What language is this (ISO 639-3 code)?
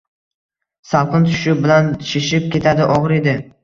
uzb